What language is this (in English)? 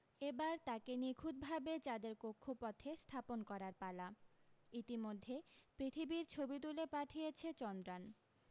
Bangla